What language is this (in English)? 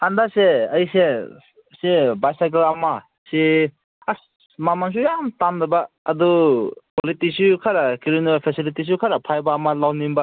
Manipuri